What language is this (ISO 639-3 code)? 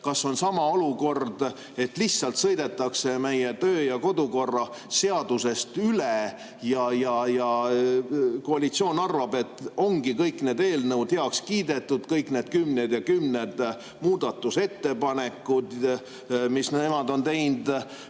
est